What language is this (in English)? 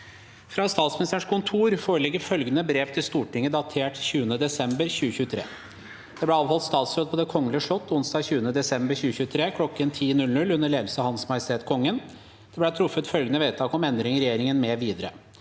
Norwegian